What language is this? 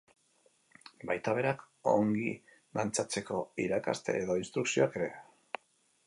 Basque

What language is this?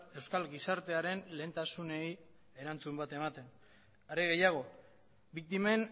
Basque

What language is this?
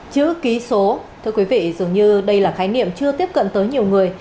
Vietnamese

